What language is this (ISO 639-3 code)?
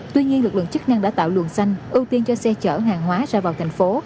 vie